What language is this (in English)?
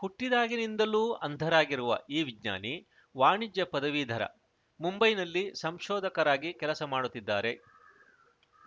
Kannada